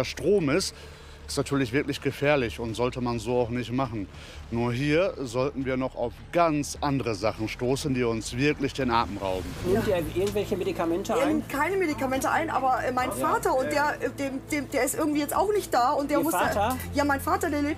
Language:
German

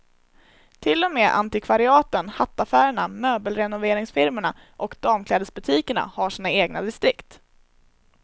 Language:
Swedish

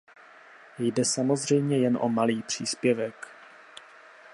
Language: Czech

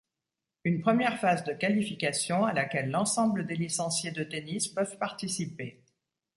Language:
French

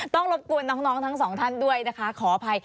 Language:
Thai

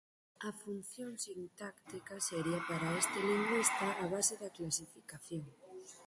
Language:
Galician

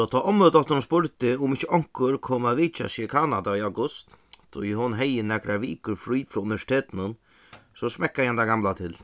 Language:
Faroese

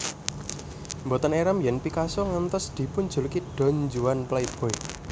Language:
Javanese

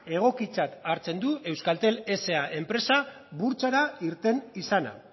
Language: Basque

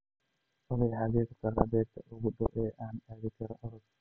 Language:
Somali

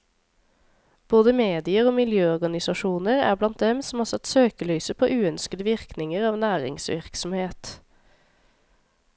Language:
Norwegian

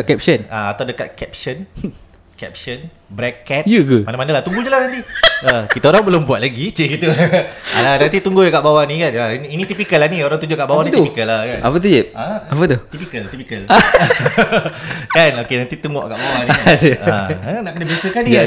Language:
Malay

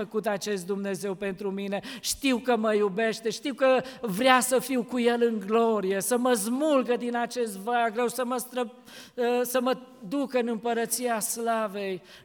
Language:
Romanian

